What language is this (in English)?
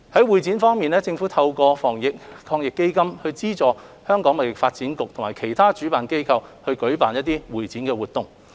Cantonese